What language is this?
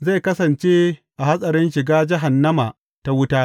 Hausa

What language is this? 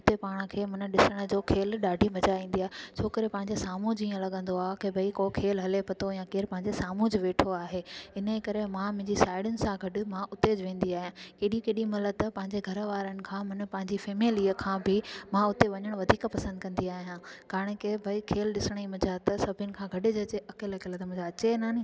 Sindhi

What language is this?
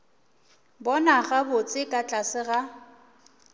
Northern Sotho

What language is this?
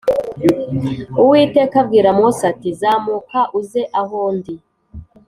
Kinyarwanda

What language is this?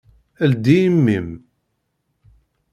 Kabyle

